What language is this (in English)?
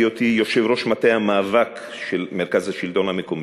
Hebrew